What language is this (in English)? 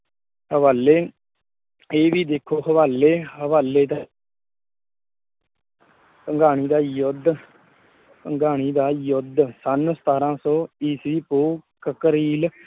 Punjabi